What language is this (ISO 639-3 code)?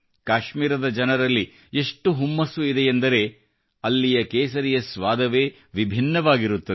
kan